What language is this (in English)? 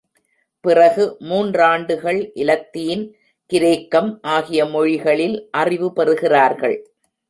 Tamil